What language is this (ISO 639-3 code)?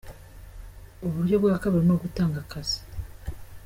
kin